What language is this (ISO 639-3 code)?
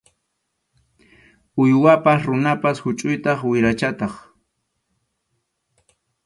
qxu